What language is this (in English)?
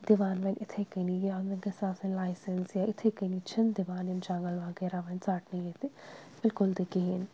Kashmiri